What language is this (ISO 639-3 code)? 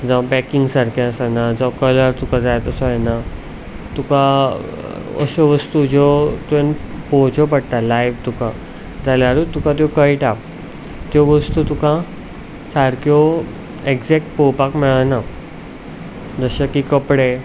kok